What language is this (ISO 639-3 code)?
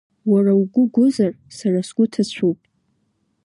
abk